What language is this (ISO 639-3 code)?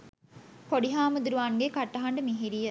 sin